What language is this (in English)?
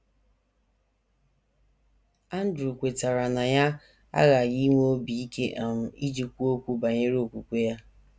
Igbo